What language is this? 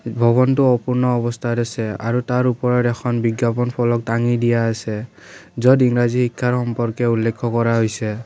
Assamese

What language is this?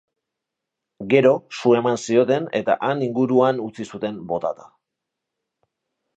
Basque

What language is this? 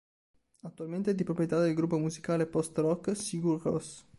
Italian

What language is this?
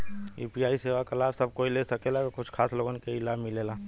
Bhojpuri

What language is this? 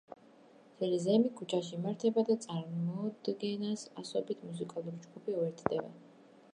Georgian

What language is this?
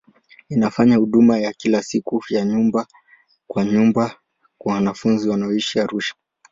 Swahili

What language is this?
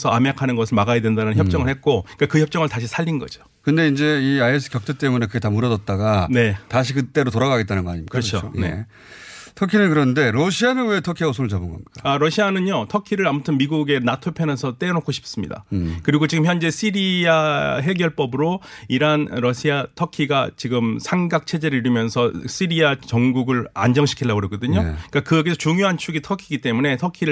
Korean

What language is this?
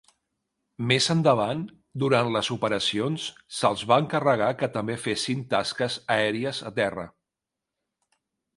Catalan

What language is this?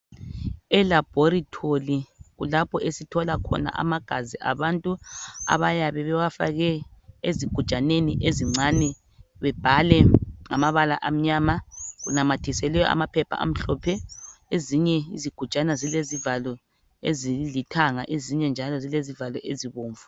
North Ndebele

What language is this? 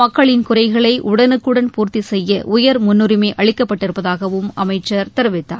Tamil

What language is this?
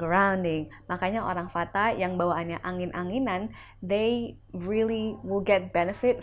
Indonesian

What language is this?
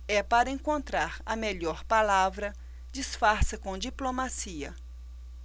Portuguese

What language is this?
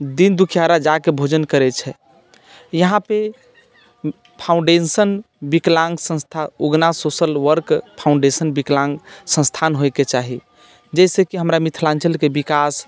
Maithili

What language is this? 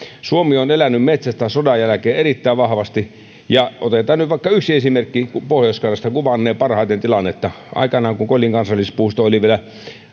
Finnish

